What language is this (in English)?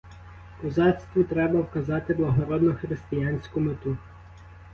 Ukrainian